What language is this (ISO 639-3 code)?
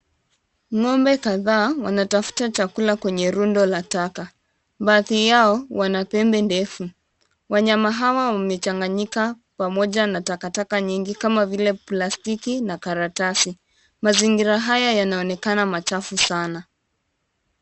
swa